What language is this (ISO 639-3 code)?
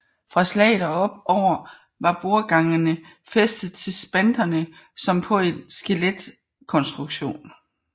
dan